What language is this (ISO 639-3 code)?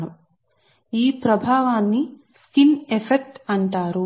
tel